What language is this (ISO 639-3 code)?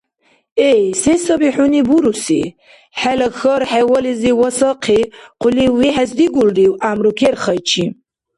dar